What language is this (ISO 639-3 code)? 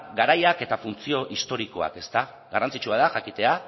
eus